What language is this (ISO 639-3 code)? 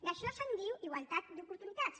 cat